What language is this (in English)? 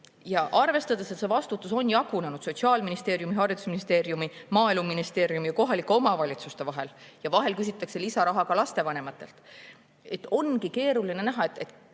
Estonian